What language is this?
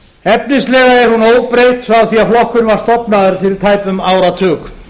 Icelandic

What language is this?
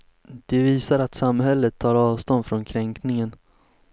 Swedish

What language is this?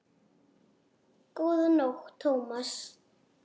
Icelandic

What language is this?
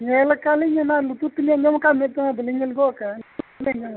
Santali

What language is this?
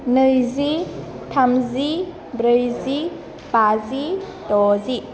Bodo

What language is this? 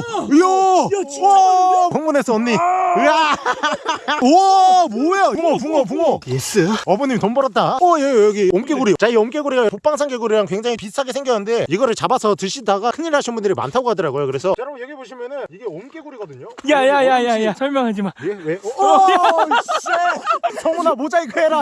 Korean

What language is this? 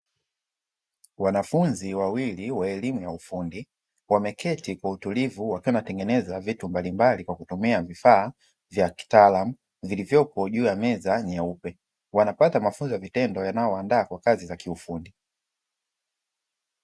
Swahili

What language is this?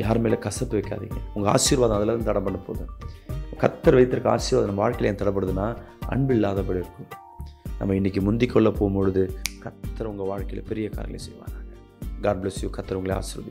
Tamil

